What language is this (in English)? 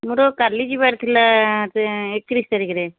Odia